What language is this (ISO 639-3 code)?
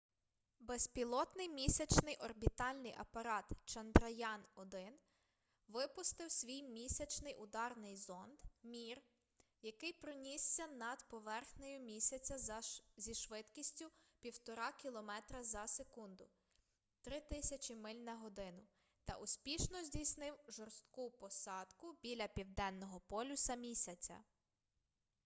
ukr